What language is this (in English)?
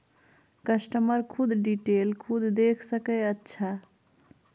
Maithili